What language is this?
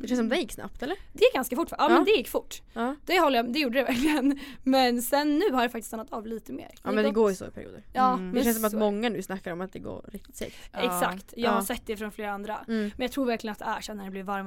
Swedish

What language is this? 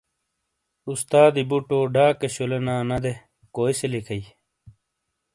Shina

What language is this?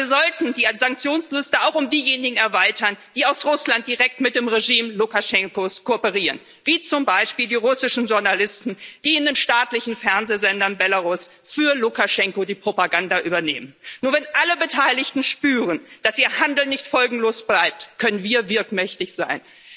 German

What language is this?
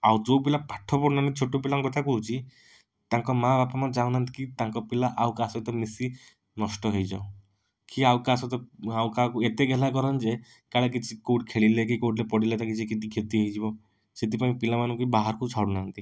Odia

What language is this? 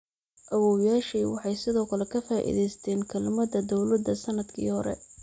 Somali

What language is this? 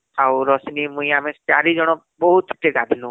Odia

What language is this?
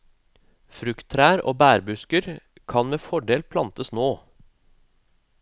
Norwegian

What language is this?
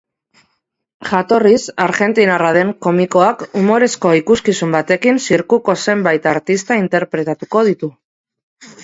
Basque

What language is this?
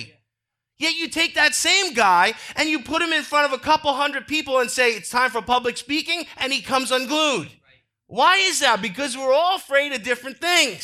English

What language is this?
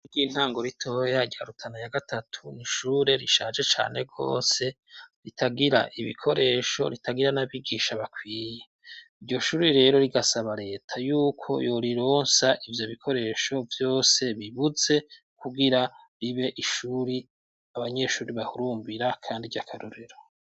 Rundi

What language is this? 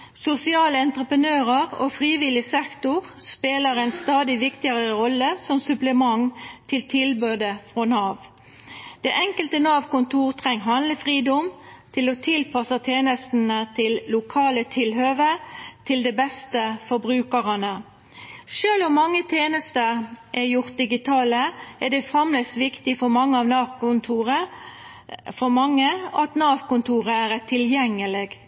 Norwegian Nynorsk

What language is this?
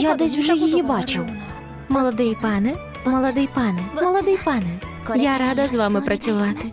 Ukrainian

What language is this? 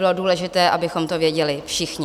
Czech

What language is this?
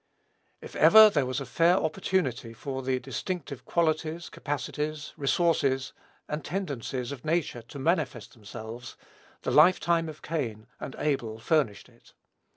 English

